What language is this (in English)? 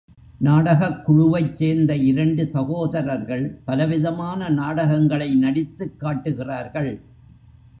Tamil